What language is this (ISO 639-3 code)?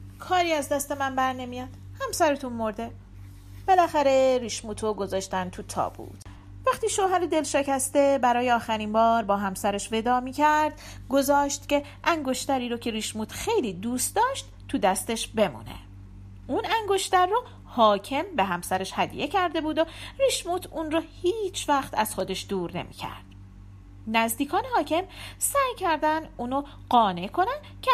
fas